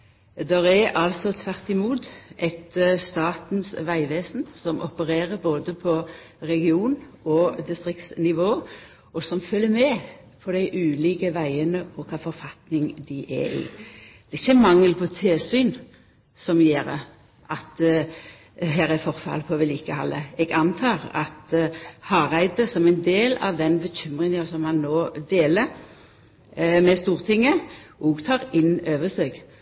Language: Norwegian Nynorsk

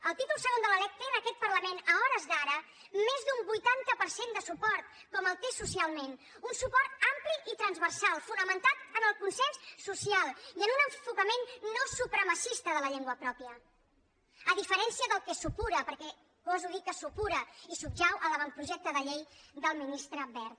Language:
Catalan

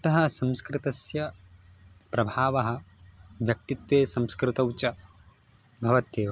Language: Sanskrit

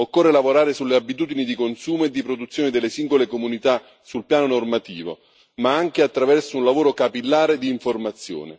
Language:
Italian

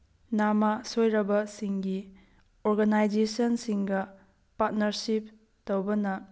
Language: Manipuri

